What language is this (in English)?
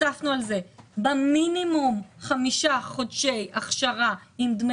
Hebrew